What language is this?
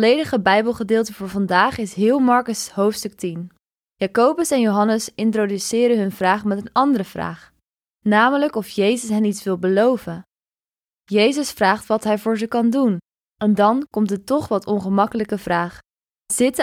Dutch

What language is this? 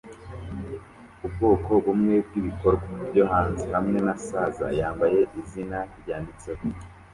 Kinyarwanda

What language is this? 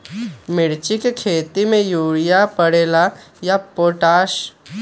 Magahi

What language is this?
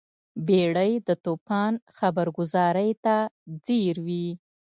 Pashto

